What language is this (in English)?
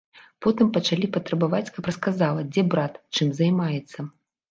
Belarusian